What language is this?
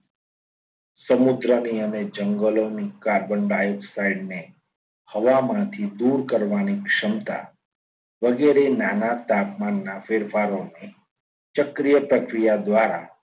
Gujarati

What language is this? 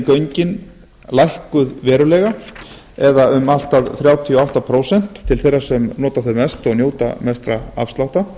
Icelandic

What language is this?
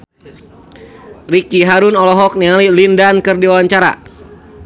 Sundanese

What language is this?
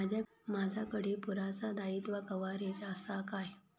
Marathi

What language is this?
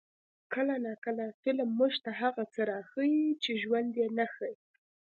Pashto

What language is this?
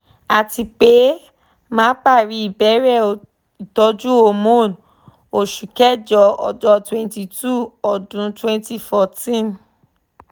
Yoruba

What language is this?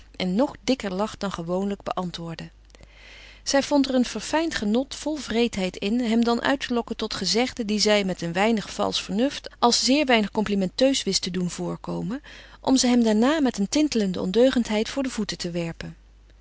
Dutch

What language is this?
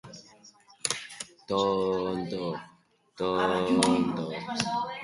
Basque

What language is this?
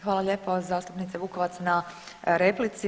Croatian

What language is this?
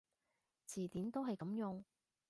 Cantonese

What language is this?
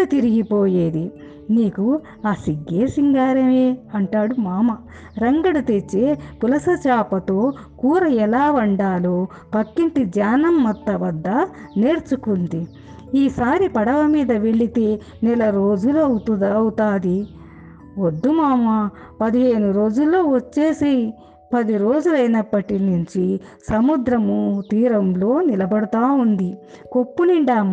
Telugu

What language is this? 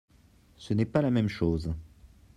French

